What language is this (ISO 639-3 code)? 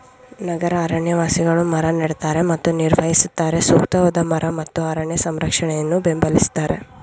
kan